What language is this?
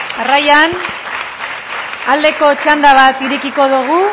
Basque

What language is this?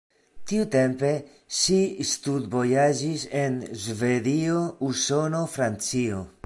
Esperanto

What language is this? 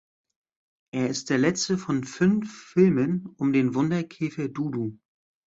German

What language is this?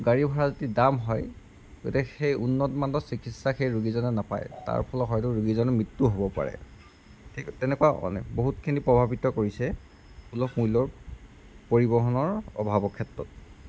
Assamese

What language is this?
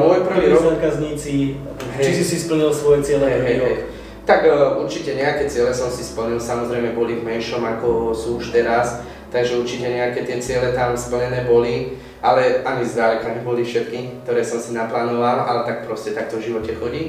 Slovak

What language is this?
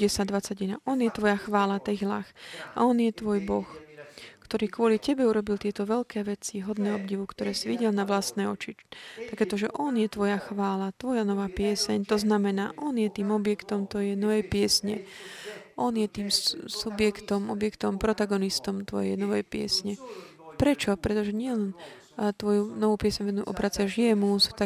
Slovak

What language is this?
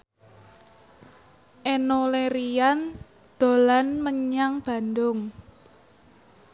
Javanese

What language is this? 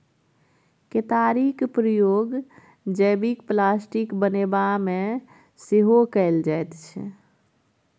Maithili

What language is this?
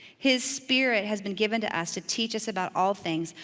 English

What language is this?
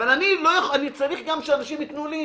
Hebrew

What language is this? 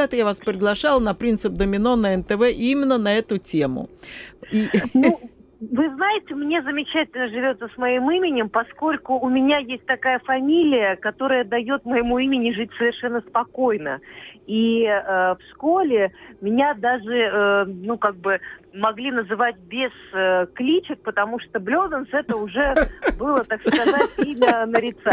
Russian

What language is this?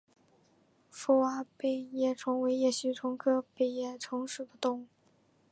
Chinese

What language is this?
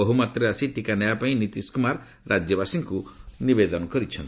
Odia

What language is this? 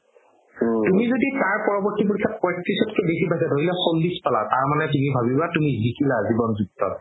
Assamese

